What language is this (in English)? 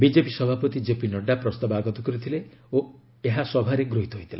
Odia